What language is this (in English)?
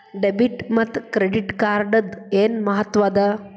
Kannada